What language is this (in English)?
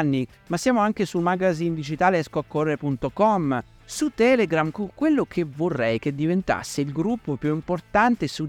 Italian